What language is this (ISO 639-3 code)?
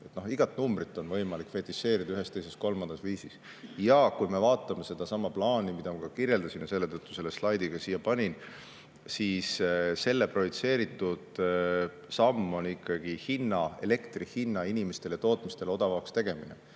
est